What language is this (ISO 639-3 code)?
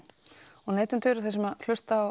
isl